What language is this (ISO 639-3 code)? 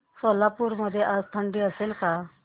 mar